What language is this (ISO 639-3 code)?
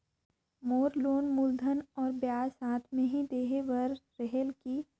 hne